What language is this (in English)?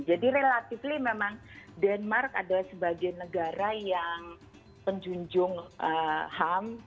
Indonesian